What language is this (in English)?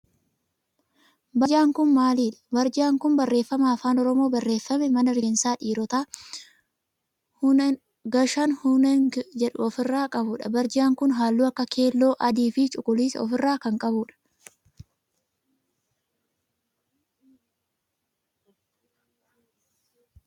Oromo